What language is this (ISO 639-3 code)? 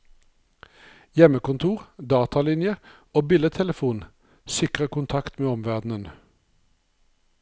nor